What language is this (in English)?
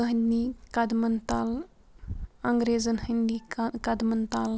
Kashmiri